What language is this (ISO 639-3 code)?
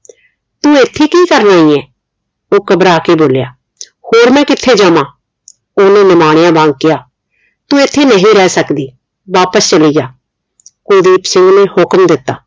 pan